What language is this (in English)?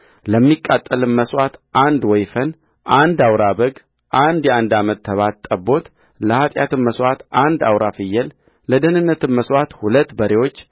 Amharic